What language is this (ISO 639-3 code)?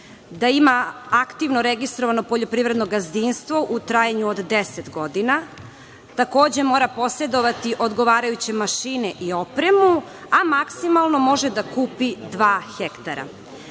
srp